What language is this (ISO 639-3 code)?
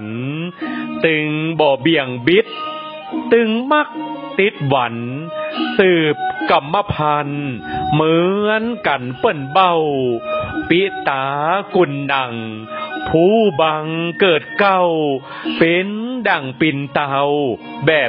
tha